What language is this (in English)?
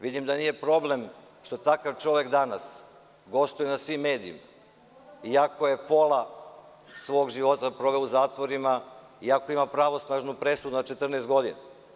Serbian